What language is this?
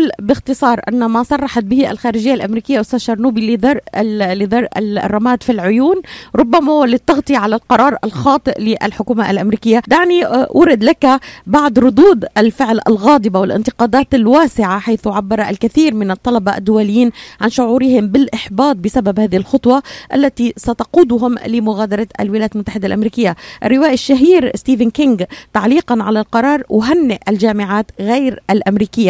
Arabic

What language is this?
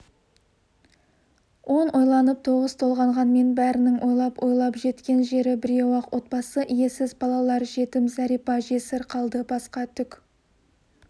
Kazakh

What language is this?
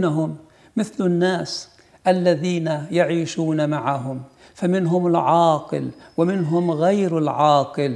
Arabic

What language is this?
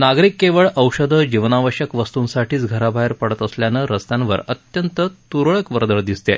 Marathi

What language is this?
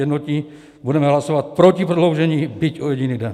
Czech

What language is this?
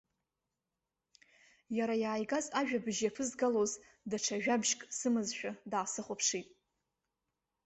Abkhazian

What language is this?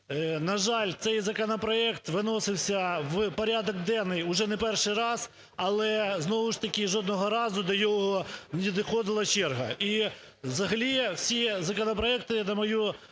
Ukrainian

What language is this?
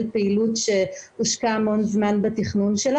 Hebrew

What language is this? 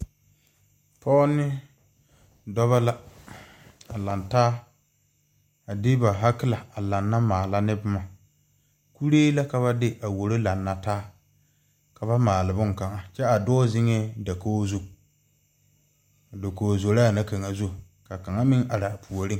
Southern Dagaare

